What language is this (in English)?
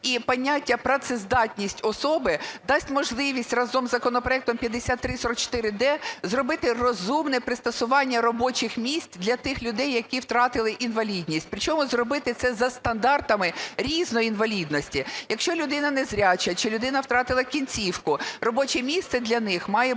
Ukrainian